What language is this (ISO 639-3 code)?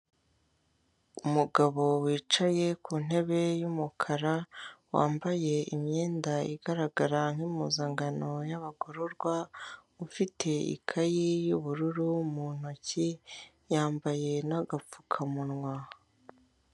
kin